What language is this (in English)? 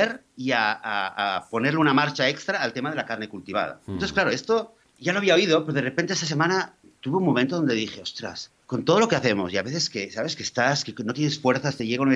Spanish